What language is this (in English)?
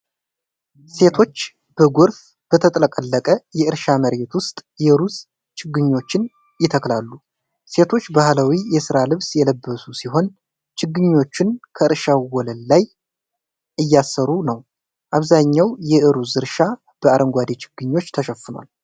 Amharic